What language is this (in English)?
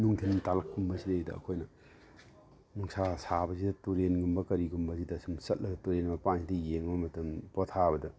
Manipuri